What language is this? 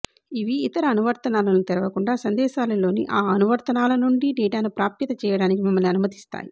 Telugu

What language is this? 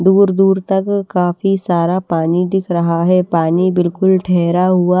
Hindi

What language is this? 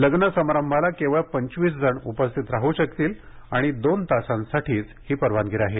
Marathi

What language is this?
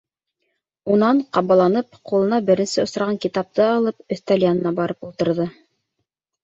Bashkir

